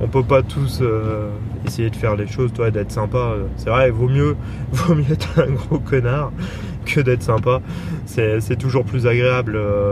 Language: French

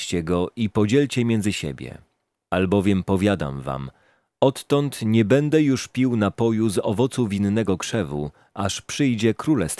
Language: Polish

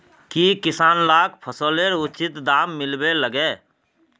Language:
Magahi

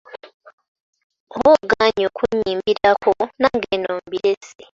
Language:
Ganda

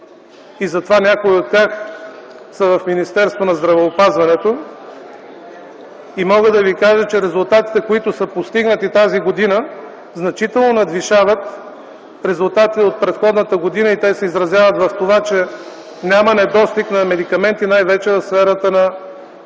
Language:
Bulgarian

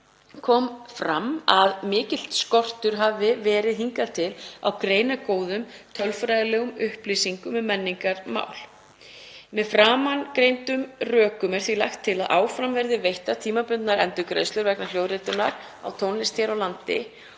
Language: Icelandic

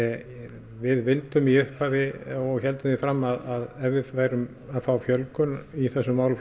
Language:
Icelandic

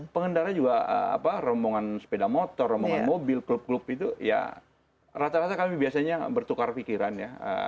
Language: Indonesian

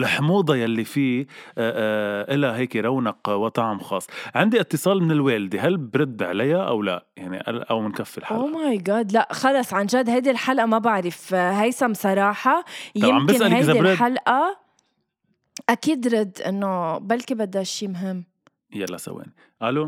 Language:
Arabic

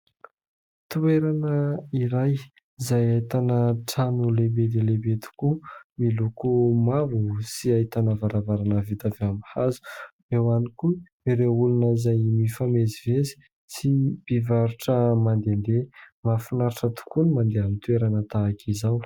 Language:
Malagasy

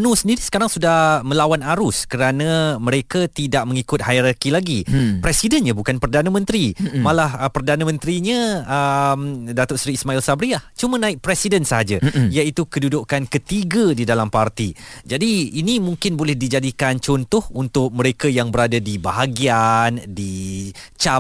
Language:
Malay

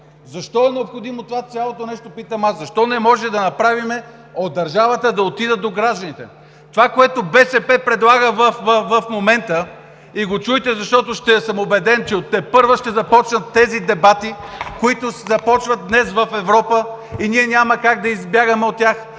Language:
Bulgarian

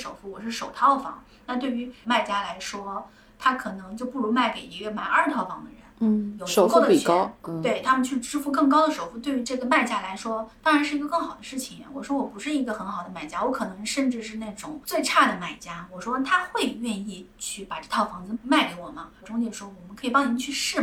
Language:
Chinese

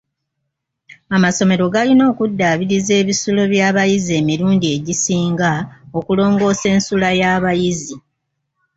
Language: Ganda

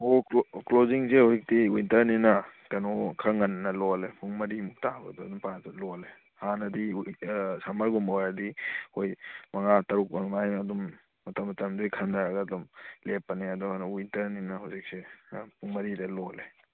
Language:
Manipuri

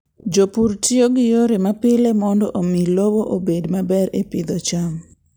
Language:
Luo (Kenya and Tanzania)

